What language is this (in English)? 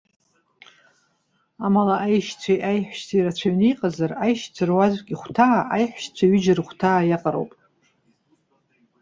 Abkhazian